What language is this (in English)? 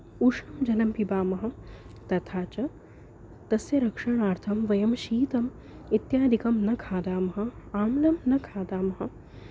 Sanskrit